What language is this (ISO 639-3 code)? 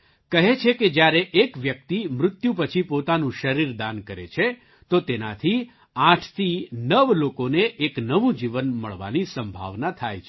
guj